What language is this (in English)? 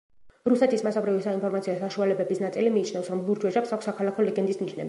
Georgian